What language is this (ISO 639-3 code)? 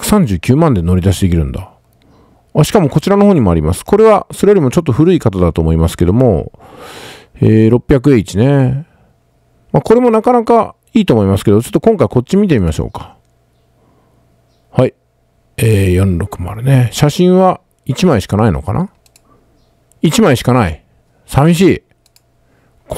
jpn